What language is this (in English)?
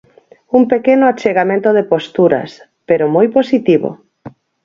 Galician